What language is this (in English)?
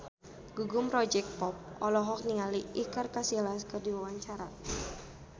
Sundanese